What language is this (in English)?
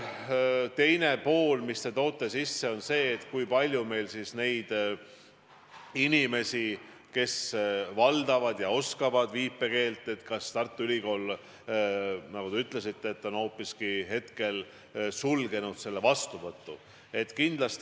Estonian